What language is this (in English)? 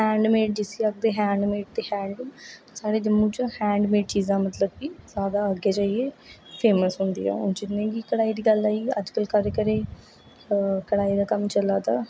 Dogri